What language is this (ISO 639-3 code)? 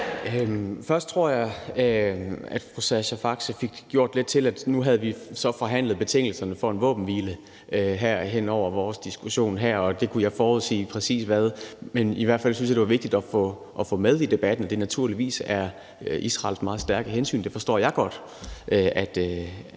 dan